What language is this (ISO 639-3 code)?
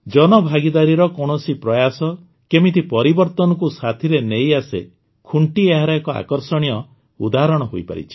ori